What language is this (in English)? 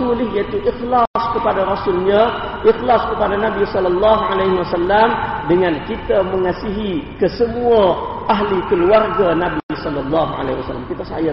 Malay